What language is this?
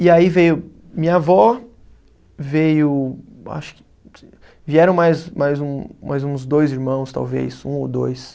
Portuguese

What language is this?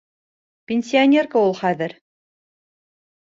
Bashkir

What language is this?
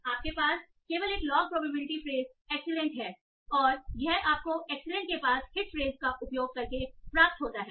Hindi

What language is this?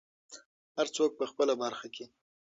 Pashto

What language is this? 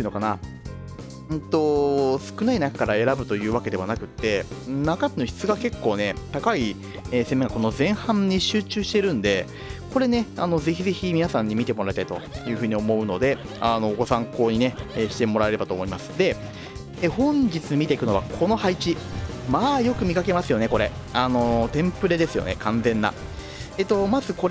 Japanese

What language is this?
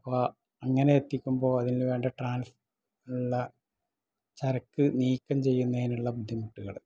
Malayalam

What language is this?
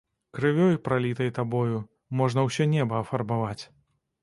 Belarusian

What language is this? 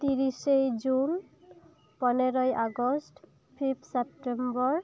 Santali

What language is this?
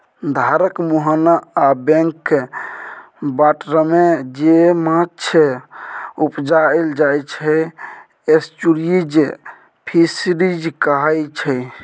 Maithili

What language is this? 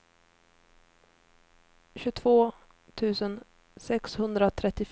Swedish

